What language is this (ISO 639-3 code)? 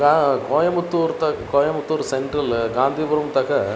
san